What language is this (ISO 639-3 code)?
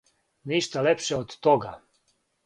srp